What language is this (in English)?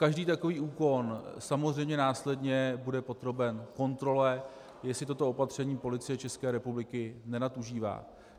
Czech